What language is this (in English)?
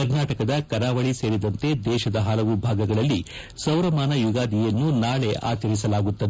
Kannada